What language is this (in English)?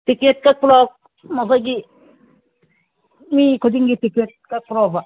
Manipuri